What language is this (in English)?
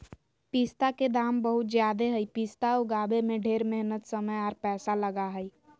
Magahi